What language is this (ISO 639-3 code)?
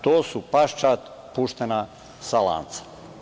srp